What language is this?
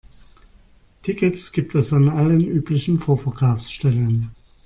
German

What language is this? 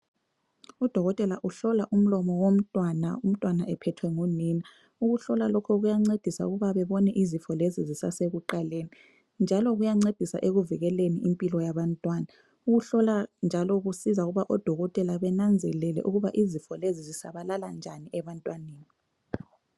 North Ndebele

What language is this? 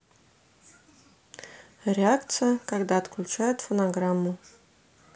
Russian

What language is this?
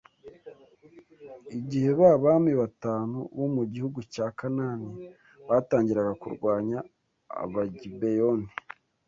Kinyarwanda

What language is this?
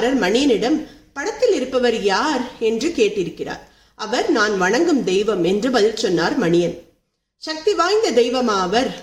Tamil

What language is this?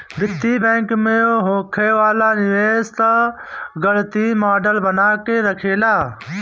Bhojpuri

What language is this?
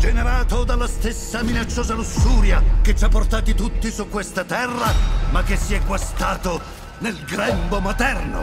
Italian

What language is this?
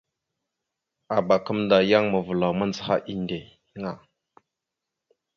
Mada (Cameroon)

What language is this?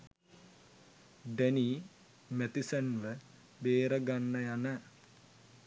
Sinhala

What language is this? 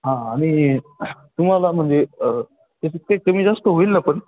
Marathi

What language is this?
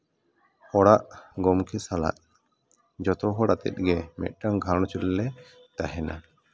Santali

